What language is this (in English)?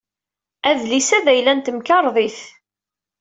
Kabyle